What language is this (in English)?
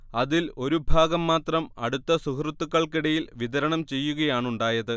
Malayalam